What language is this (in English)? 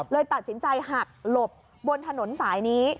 Thai